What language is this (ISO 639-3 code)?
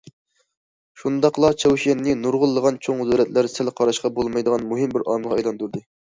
uig